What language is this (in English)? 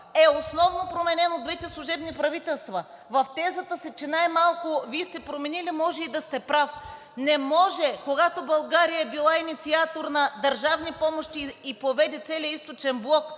Bulgarian